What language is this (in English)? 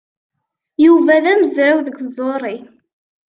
Kabyle